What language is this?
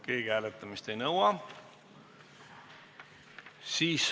Estonian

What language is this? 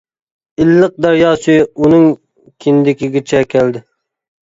Uyghur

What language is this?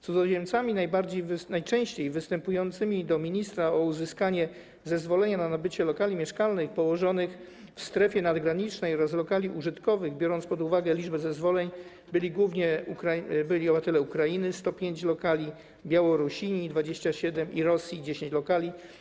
Polish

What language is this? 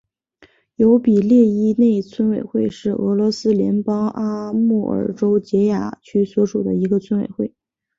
Chinese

